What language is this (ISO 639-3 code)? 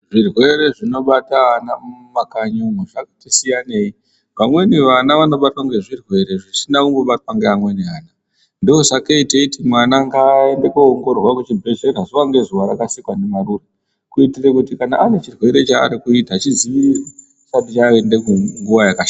ndc